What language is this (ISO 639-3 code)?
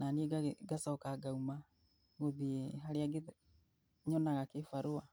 kik